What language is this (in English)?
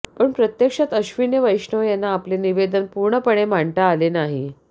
Marathi